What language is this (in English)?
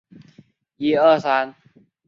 Chinese